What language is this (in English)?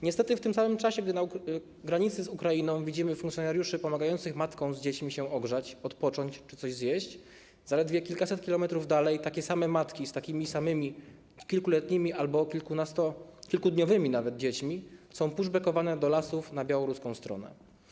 Polish